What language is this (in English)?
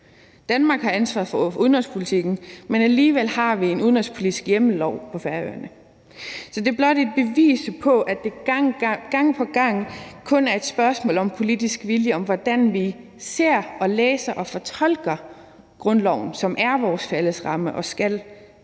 Danish